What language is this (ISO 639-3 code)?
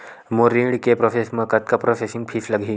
hne